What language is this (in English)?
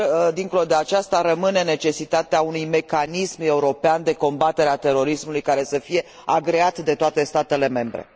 Romanian